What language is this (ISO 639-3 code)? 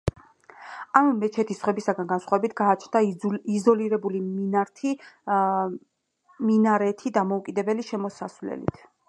kat